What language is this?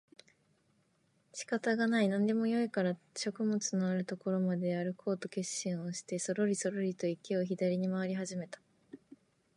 Japanese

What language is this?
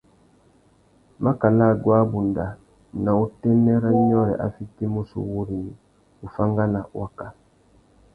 Tuki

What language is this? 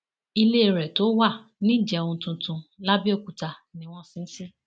Yoruba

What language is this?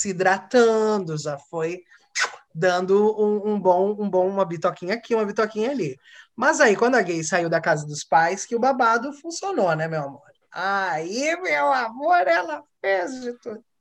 Portuguese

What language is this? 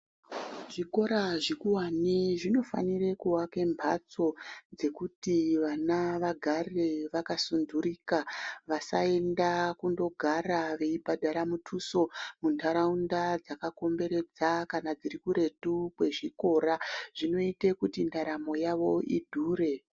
Ndau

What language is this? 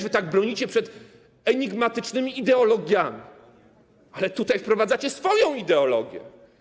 Polish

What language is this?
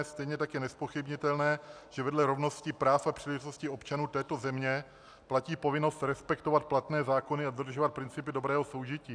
Czech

